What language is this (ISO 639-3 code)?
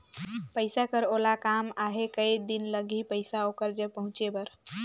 hne